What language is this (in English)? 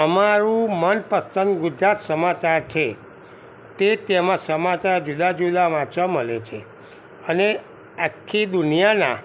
Gujarati